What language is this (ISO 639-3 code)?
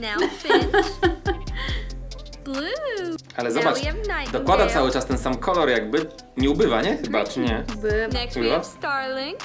pol